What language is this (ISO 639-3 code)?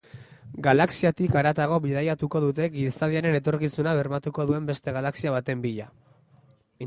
eus